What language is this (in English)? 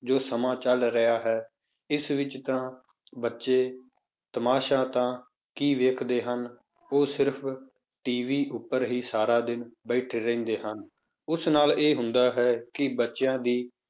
Punjabi